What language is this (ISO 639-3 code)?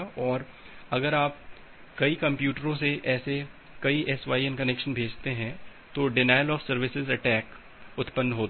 hin